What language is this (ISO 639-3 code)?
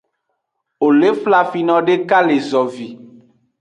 ajg